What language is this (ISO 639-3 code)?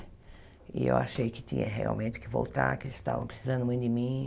por